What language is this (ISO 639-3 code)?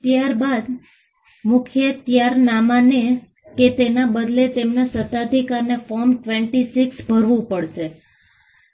guj